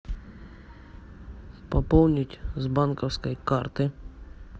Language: Russian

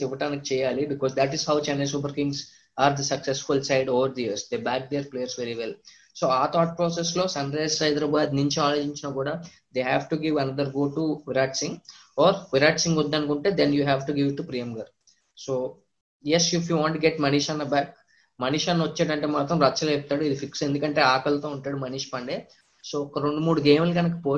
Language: Telugu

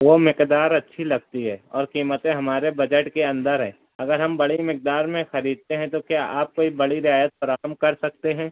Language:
Urdu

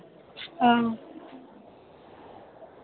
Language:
Dogri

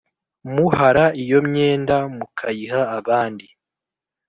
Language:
Kinyarwanda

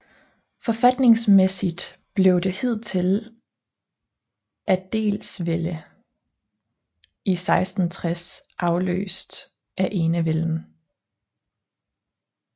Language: Danish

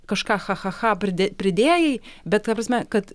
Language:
Lithuanian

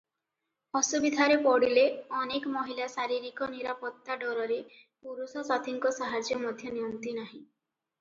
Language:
Odia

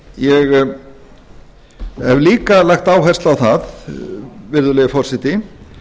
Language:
Icelandic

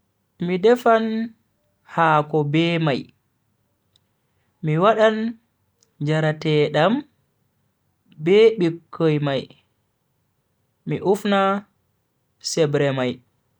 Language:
Bagirmi Fulfulde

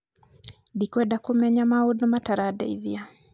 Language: Kikuyu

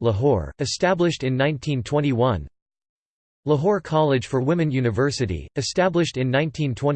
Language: English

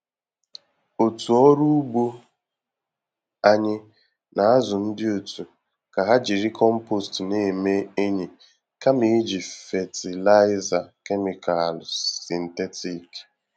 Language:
Igbo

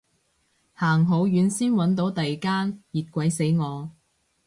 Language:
Cantonese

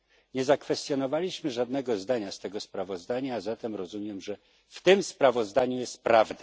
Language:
Polish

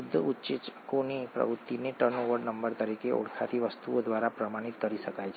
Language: Gujarati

